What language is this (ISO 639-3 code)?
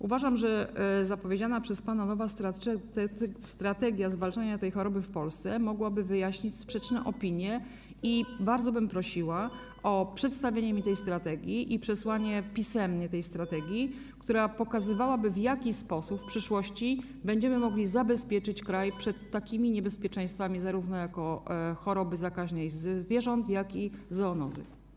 pol